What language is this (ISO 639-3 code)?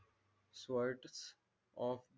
mar